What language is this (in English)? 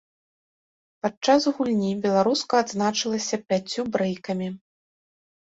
Belarusian